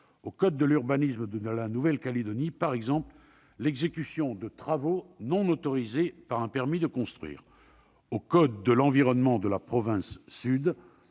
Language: French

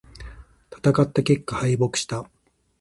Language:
Japanese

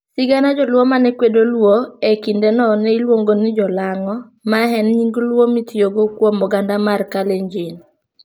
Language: Luo (Kenya and Tanzania)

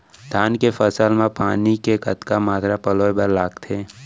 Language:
Chhattisgarhi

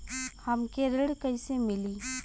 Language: Bhojpuri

